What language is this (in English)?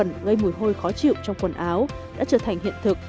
Vietnamese